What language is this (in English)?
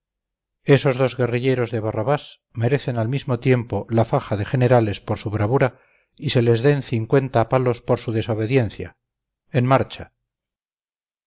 Spanish